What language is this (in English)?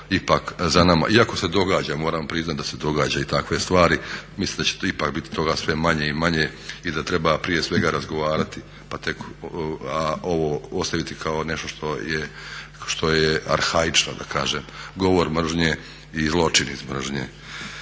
Croatian